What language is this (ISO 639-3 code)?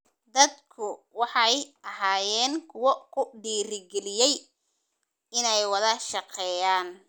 som